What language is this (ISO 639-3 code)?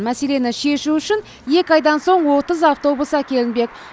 kaz